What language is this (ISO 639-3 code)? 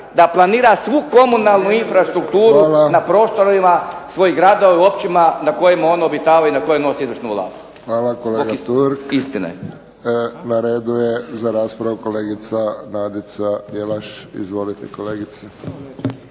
hrv